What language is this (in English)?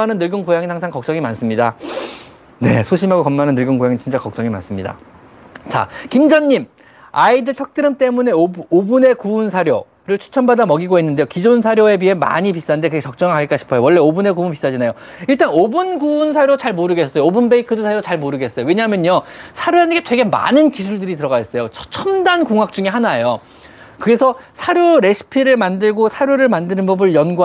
Korean